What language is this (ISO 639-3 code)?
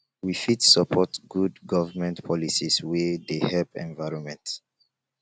pcm